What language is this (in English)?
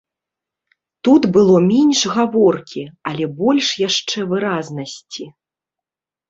Belarusian